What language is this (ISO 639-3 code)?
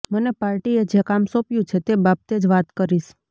guj